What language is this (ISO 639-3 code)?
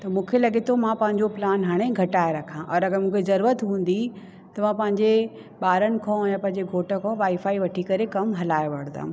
snd